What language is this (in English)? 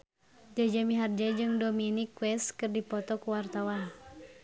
Sundanese